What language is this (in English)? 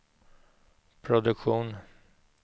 Swedish